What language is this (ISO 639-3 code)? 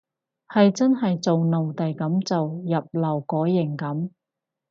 yue